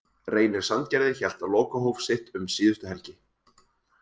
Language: Icelandic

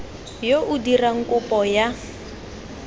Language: Tswana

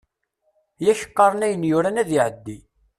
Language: Kabyle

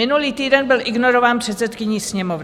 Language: Czech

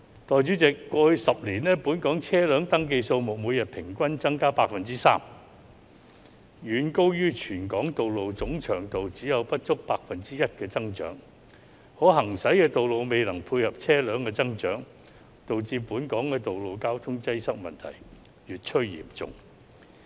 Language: Cantonese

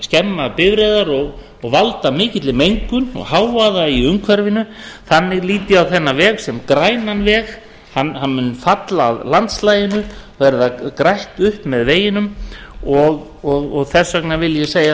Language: Icelandic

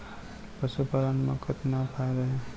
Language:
Chhattisgarhi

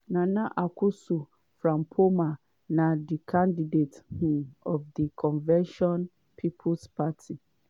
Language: Nigerian Pidgin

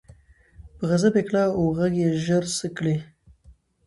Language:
Pashto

